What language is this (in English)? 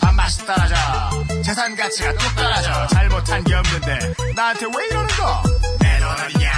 Korean